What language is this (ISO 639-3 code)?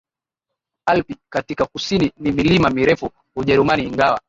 swa